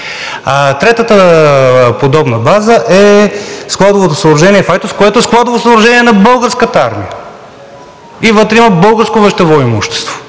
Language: Bulgarian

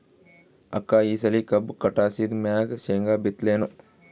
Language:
Kannada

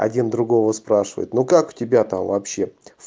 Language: Russian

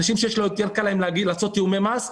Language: Hebrew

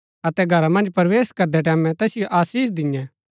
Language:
Gaddi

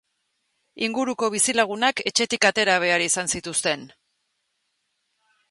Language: Basque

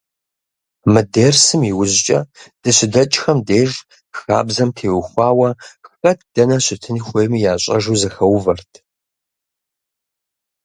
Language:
Kabardian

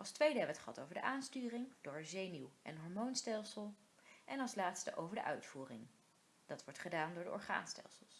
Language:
Dutch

